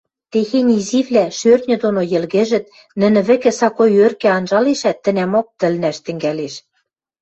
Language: Western Mari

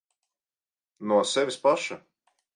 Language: Latvian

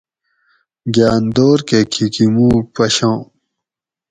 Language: Gawri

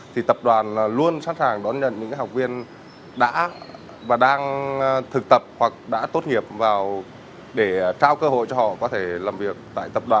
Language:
Vietnamese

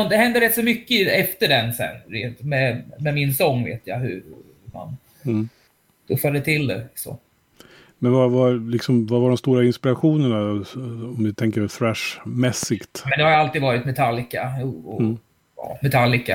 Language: Swedish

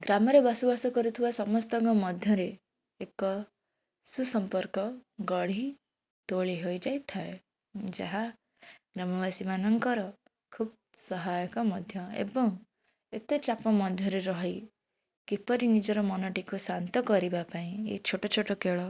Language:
Odia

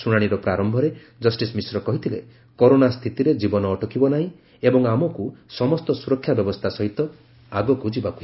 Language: Odia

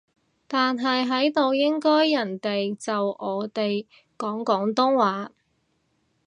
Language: Cantonese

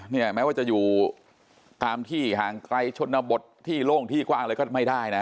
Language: Thai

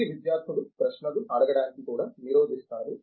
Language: Telugu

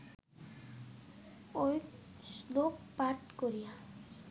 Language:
Bangla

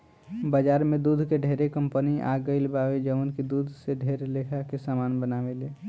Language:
Bhojpuri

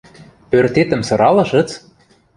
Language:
Western Mari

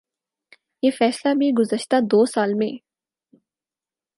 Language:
Urdu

